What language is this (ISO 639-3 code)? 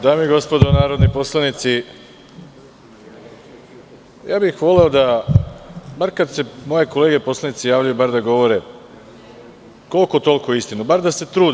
srp